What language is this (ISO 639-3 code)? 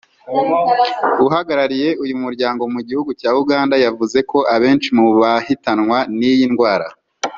kin